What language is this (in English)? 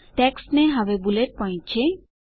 Gujarati